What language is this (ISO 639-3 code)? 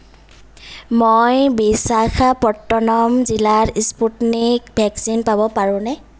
asm